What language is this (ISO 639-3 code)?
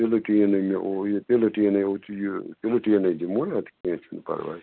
kas